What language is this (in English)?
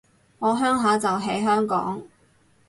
Cantonese